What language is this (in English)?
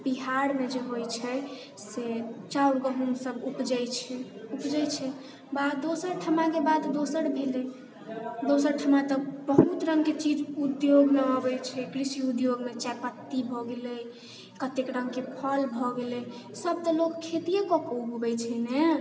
Maithili